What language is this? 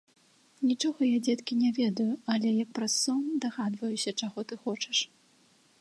Belarusian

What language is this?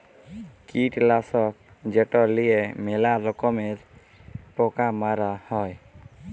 Bangla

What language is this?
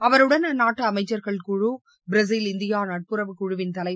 Tamil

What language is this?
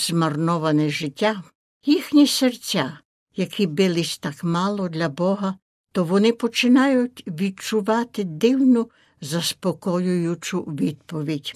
Ukrainian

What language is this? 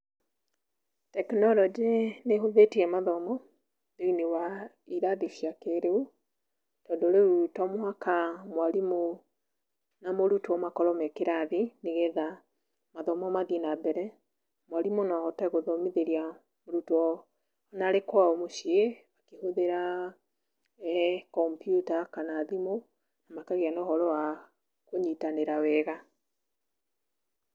Kikuyu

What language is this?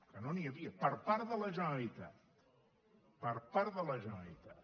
Catalan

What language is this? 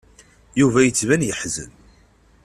Kabyle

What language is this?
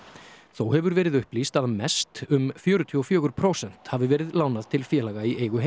Icelandic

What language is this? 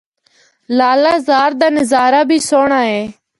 Northern Hindko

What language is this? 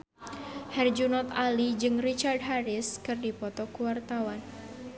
Sundanese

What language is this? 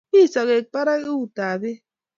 Kalenjin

